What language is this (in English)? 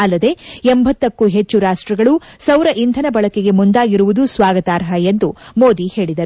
Kannada